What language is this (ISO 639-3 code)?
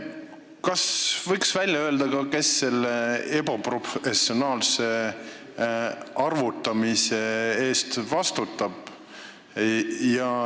est